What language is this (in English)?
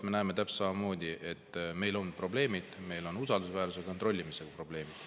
Estonian